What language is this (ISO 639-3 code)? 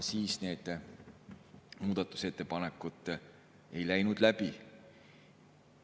est